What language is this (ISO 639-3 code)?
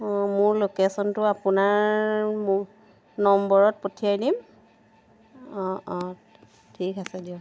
asm